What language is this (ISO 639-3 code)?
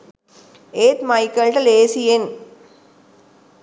sin